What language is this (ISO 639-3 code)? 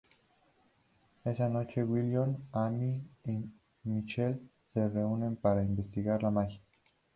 spa